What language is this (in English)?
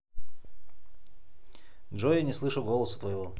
Russian